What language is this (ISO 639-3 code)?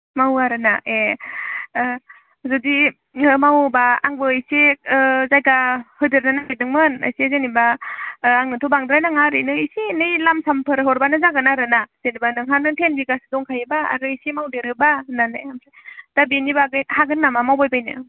brx